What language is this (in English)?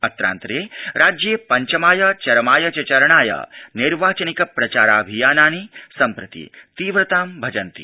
Sanskrit